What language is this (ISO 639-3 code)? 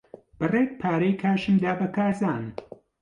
ckb